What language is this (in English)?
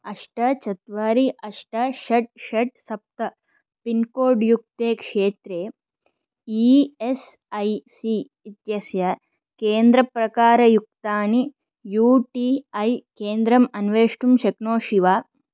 Sanskrit